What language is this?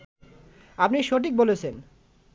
Bangla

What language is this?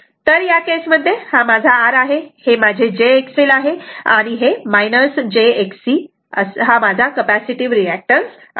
Marathi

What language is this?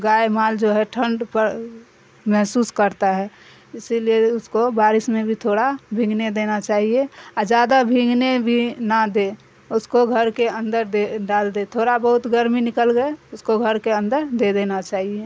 Urdu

